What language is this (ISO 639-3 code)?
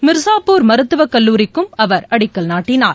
tam